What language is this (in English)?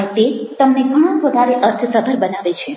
Gujarati